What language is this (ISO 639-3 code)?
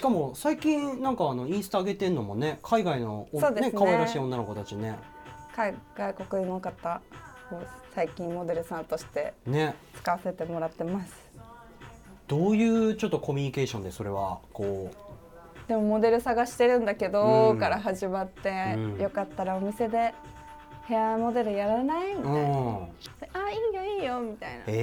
jpn